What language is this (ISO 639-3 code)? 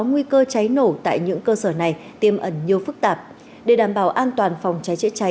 vie